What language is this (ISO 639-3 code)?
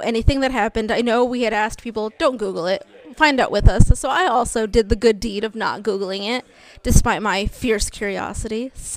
eng